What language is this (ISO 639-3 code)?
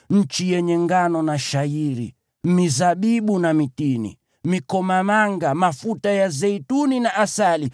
swa